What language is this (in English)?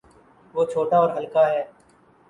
Urdu